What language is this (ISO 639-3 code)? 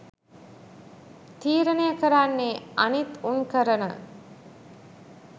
sin